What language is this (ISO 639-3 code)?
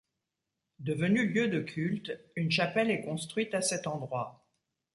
fra